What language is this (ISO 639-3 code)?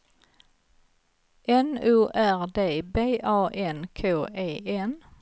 swe